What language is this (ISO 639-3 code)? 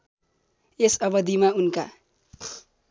nep